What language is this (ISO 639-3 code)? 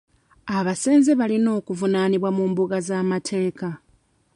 lug